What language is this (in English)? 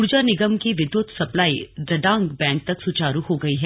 Hindi